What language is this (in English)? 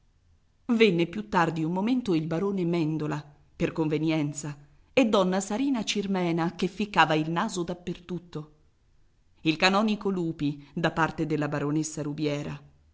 Italian